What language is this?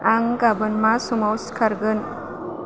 Bodo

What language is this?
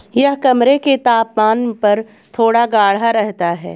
Hindi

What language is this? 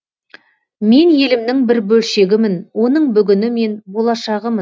Kazakh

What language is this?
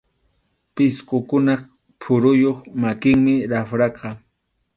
Arequipa-La Unión Quechua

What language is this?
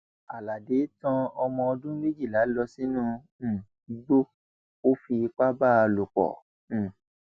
Yoruba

